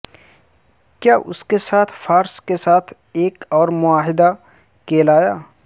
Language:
Urdu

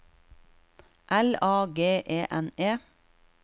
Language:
Norwegian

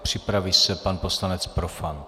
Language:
Czech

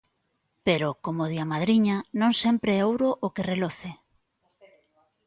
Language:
Galician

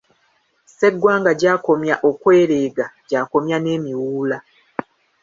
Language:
Ganda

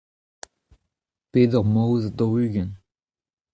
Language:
Breton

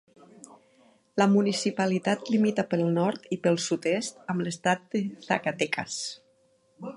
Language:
Catalan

